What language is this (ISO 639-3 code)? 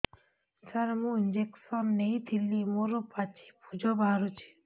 ori